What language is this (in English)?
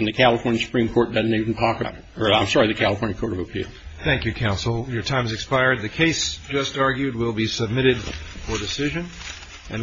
English